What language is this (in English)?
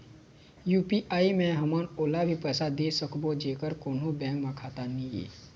Chhattisgarhi